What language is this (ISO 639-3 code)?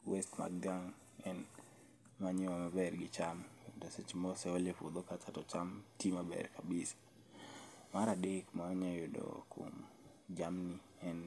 luo